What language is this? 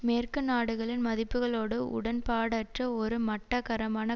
Tamil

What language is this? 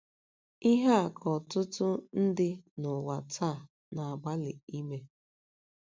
Igbo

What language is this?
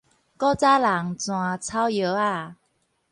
Min Nan Chinese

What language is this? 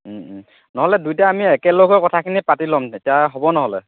Assamese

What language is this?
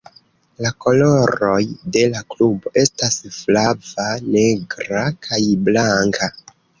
Esperanto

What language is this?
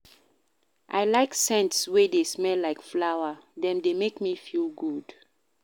Nigerian Pidgin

